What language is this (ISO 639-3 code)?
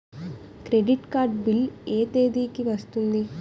tel